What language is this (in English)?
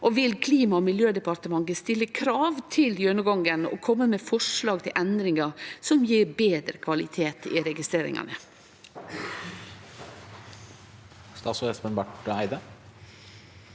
Norwegian